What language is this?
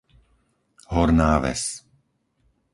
Slovak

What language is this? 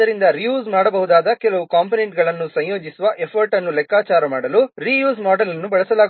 Kannada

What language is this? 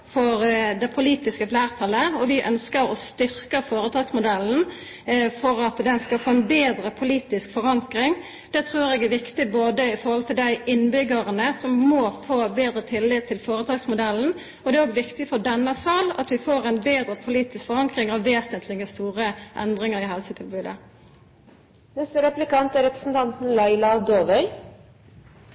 Norwegian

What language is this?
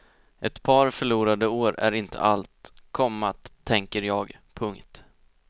Swedish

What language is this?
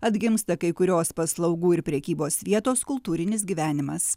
Lithuanian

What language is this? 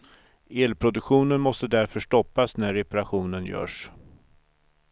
Swedish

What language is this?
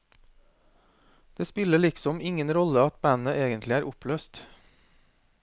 Norwegian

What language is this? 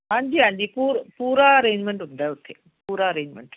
Punjabi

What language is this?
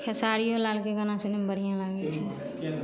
Maithili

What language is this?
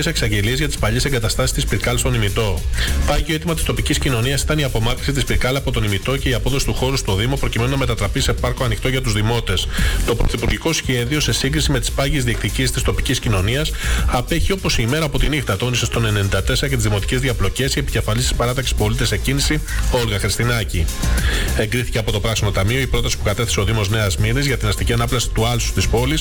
Greek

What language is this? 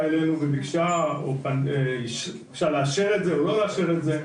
Hebrew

